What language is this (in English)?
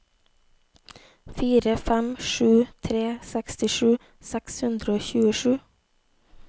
Norwegian